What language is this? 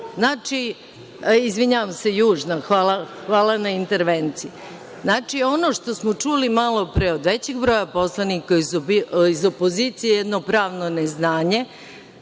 Serbian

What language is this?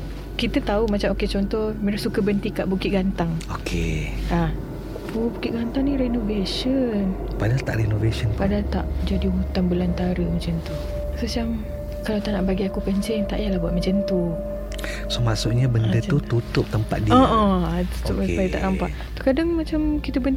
Malay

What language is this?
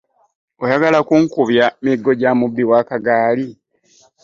Ganda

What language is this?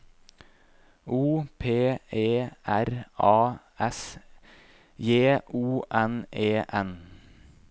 Norwegian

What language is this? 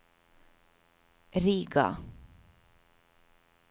Norwegian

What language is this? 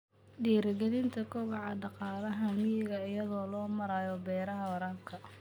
Somali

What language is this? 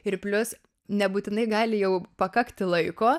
Lithuanian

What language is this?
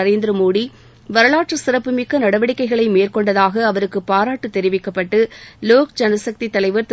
Tamil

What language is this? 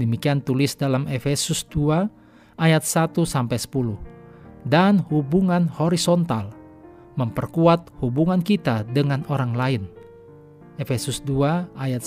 Indonesian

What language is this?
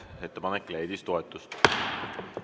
Estonian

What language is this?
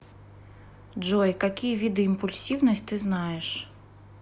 Russian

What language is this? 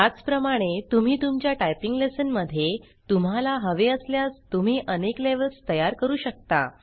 Marathi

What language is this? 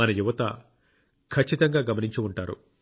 Telugu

